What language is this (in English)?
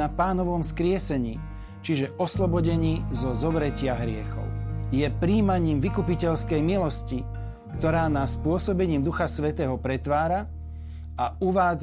Slovak